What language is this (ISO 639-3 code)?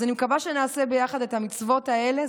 heb